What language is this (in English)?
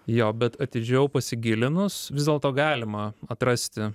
Lithuanian